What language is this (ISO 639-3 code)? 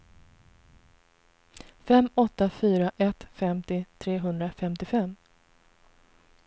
swe